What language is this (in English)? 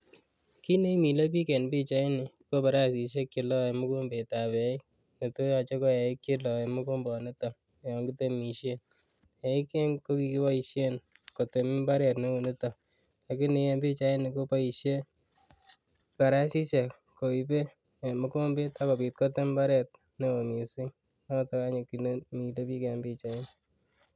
Kalenjin